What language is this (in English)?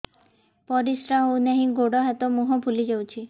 Odia